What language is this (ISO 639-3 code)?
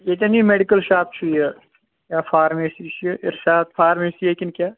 kas